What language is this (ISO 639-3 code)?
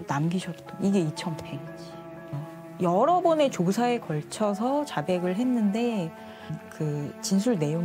kor